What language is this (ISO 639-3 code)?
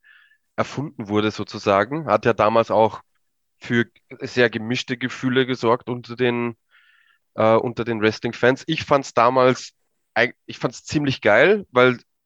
deu